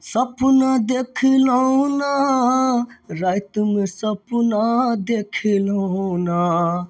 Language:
Maithili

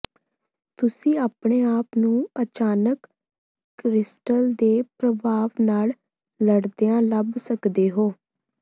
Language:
Punjabi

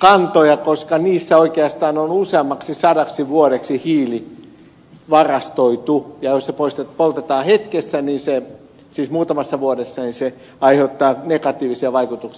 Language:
Finnish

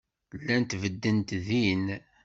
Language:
Kabyle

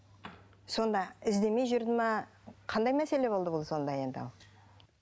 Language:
Kazakh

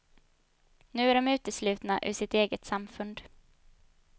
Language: Swedish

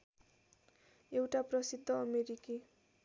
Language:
Nepali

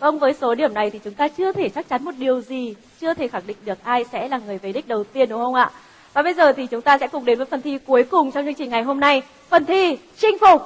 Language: Vietnamese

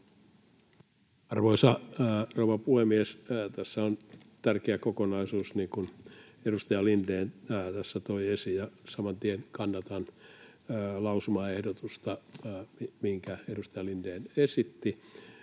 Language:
Finnish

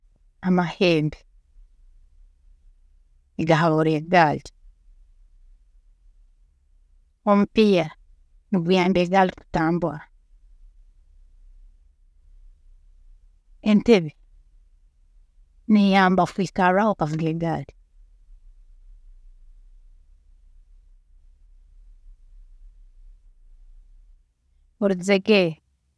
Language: Tooro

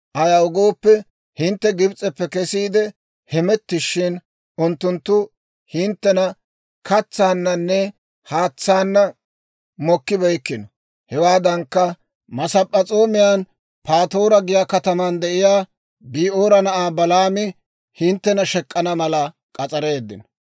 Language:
Dawro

